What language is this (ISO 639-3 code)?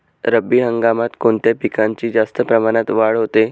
mar